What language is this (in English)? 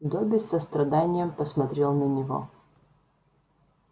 Russian